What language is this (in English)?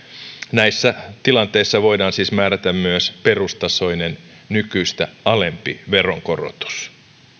Finnish